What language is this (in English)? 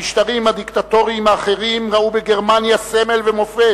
Hebrew